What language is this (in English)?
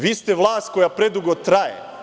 Serbian